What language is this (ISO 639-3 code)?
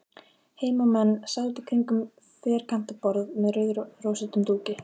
isl